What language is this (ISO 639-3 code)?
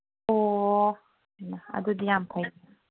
mni